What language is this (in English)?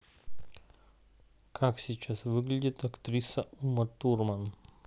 Russian